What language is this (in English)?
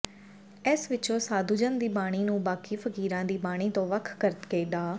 Punjabi